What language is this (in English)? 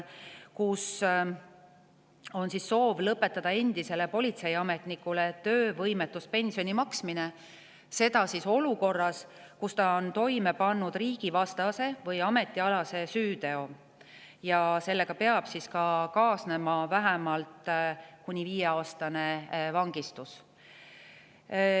Estonian